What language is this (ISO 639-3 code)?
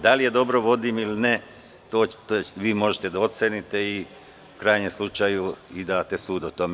srp